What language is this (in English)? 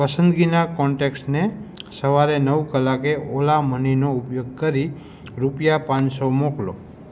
Gujarati